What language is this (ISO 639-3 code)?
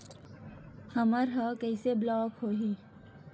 hne